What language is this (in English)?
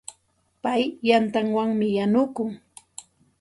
Santa Ana de Tusi Pasco Quechua